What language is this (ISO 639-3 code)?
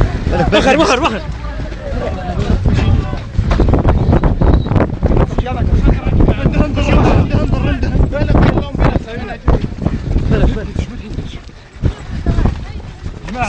ara